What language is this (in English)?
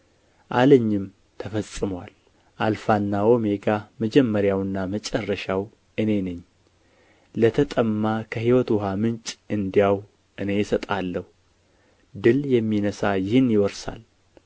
Amharic